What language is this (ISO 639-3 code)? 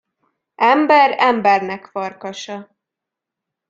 hun